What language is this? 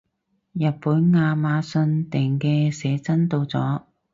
Cantonese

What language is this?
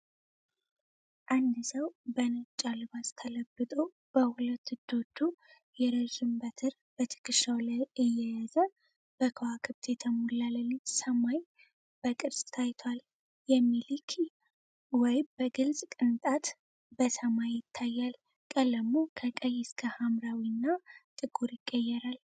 Amharic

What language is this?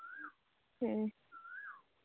Santali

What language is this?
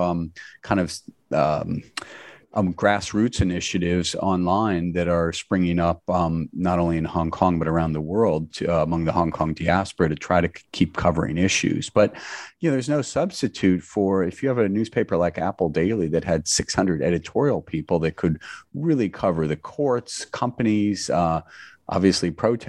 English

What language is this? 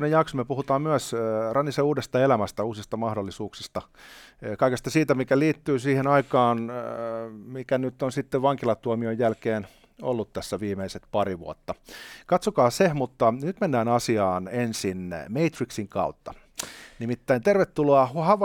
Finnish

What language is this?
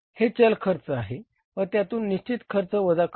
Marathi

